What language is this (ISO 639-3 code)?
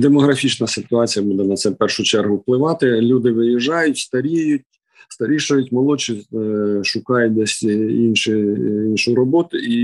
ukr